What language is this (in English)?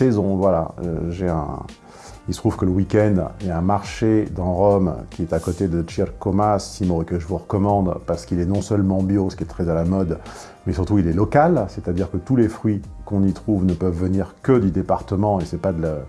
French